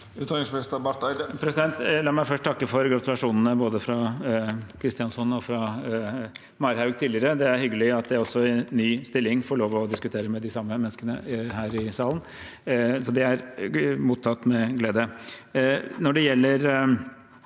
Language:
Norwegian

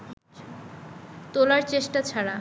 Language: Bangla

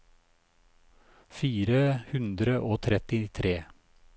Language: Norwegian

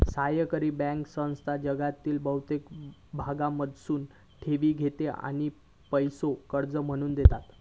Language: Marathi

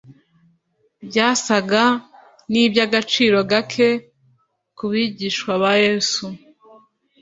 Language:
Kinyarwanda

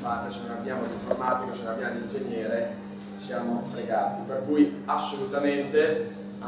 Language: Italian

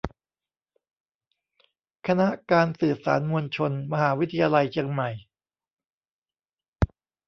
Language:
Thai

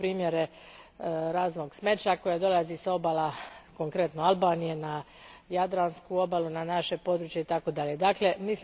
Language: Croatian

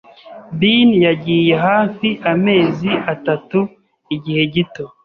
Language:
Kinyarwanda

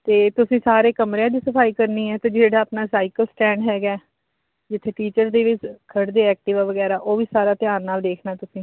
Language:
Punjabi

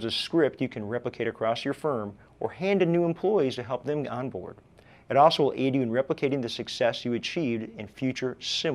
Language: English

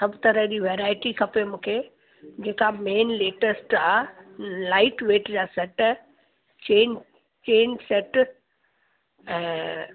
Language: Sindhi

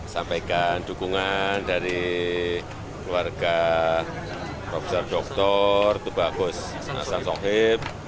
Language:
Indonesian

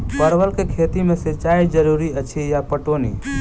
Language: Maithili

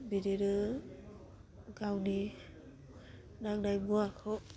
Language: Bodo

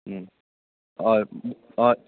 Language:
Konkani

